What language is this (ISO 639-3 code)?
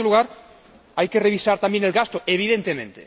spa